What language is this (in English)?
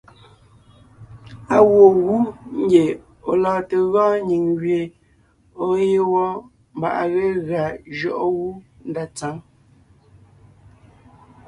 Ngiemboon